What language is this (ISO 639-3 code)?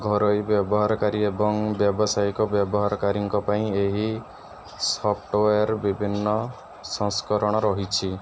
ori